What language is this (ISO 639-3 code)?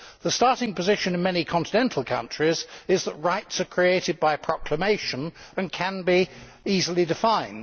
eng